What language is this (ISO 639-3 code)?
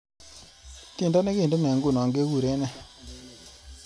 kln